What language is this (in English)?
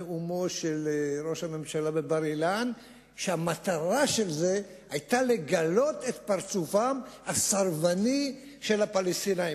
Hebrew